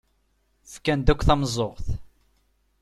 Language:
Kabyle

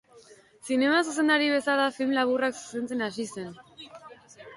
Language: Basque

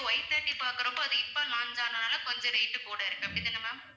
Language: Tamil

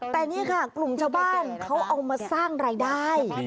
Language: Thai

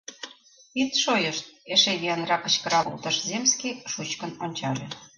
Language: Mari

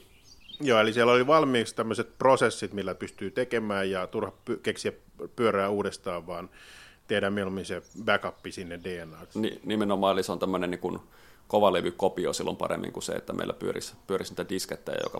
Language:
Finnish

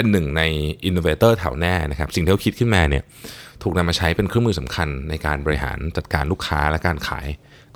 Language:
Thai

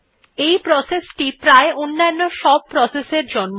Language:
Bangla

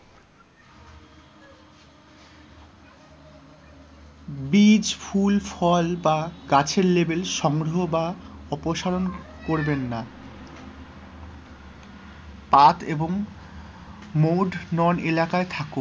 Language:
Bangla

